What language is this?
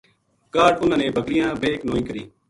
Gujari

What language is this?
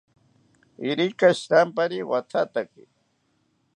South Ucayali Ashéninka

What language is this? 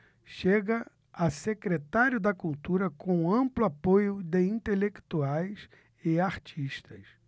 Portuguese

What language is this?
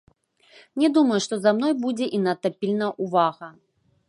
Belarusian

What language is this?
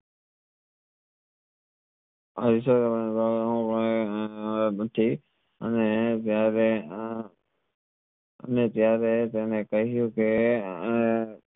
Gujarati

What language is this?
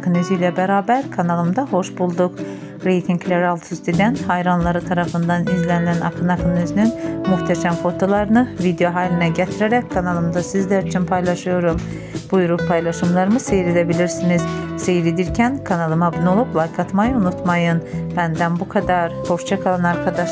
Turkish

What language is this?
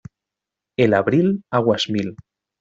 Spanish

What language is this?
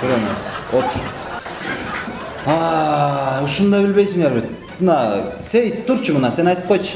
Turkish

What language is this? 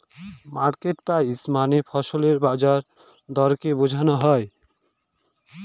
Bangla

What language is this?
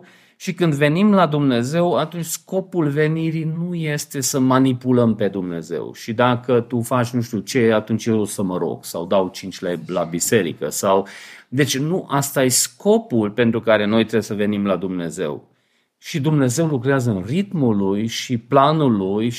Romanian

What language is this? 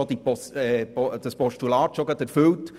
Swiss German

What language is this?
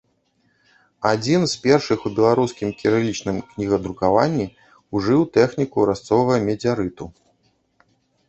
Belarusian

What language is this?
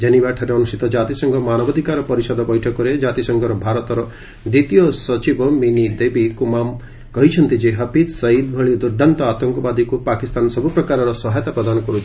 Odia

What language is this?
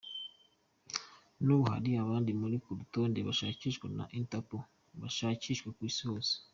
Kinyarwanda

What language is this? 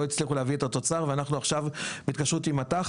Hebrew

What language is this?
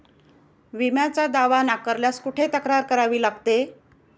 Marathi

